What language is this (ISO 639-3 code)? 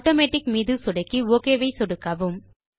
tam